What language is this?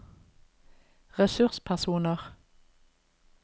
Norwegian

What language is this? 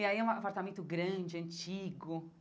Portuguese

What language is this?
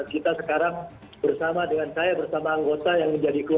Indonesian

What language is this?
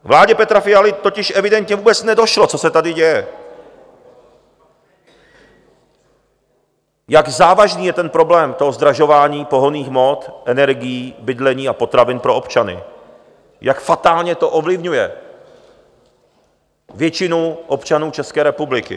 Czech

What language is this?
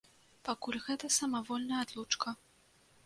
Belarusian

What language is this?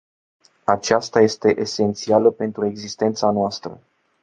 Romanian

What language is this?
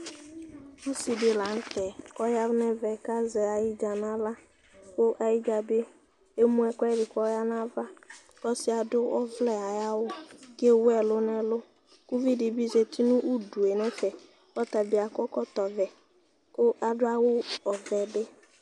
Ikposo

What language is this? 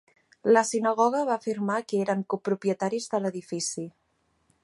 Catalan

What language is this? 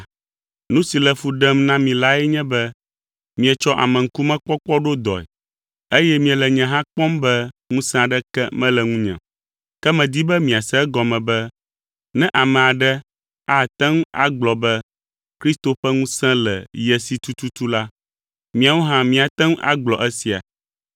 Ewe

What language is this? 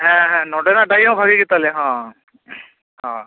Santali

